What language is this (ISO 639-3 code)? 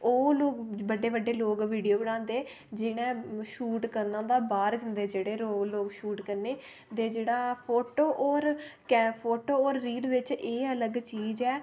doi